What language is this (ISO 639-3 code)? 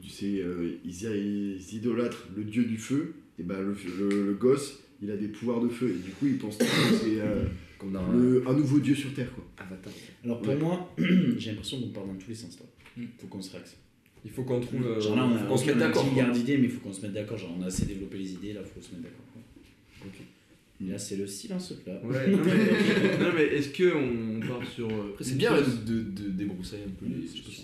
fra